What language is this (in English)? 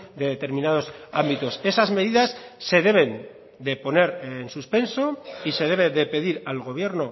Spanish